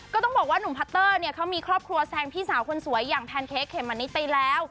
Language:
Thai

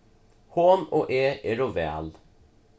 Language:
Faroese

